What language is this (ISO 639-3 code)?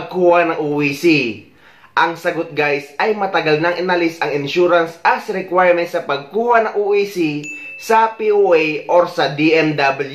fil